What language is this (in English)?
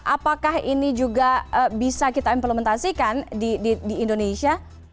Indonesian